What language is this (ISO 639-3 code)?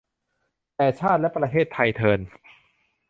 tha